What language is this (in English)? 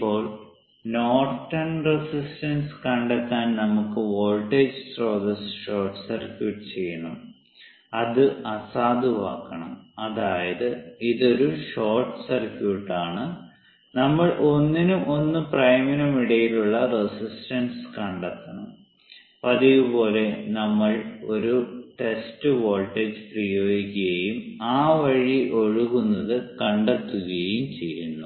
Malayalam